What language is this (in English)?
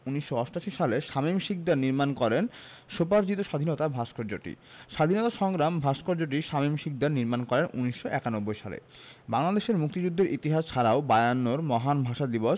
Bangla